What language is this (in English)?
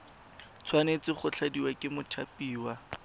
Tswana